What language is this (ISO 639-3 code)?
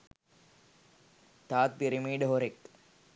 sin